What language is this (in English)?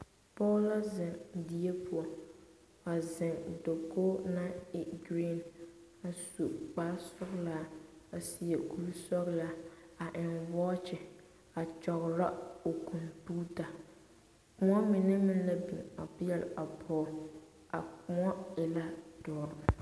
Southern Dagaare